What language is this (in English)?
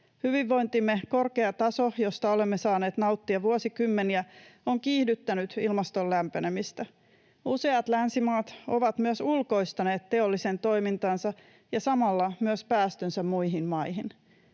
Finnish